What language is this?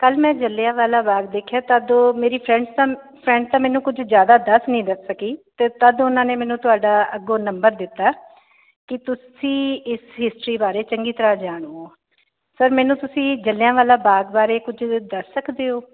Punjabi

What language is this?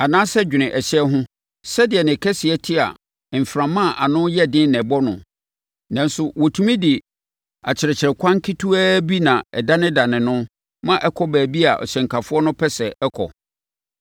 Akan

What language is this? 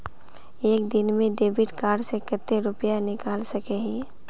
Magahi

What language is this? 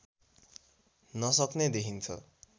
Nepali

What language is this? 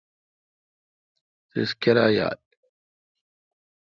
Kalkoti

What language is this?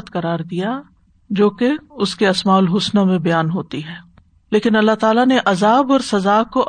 Urdu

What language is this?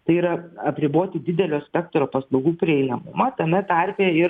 Lithuanian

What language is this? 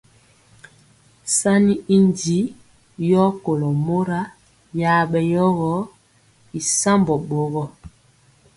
Mpiemo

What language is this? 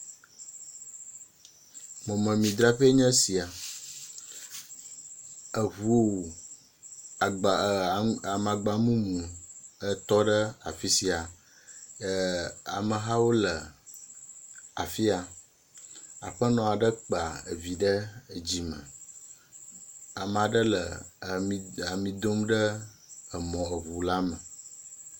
Ewe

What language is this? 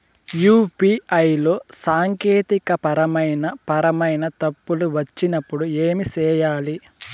Telugu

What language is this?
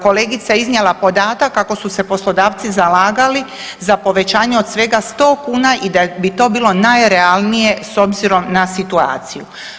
Croatian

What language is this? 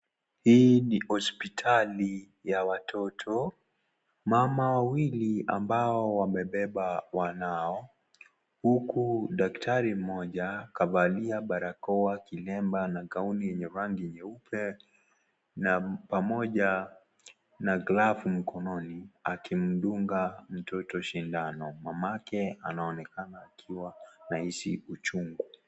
Swahili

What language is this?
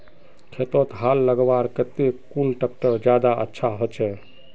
Magahi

